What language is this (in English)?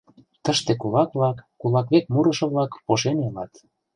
Mari